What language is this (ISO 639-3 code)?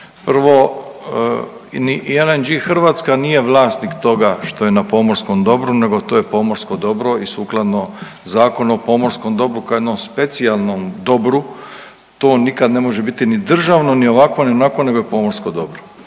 hrv